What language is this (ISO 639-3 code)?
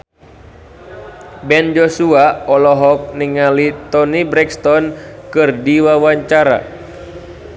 sun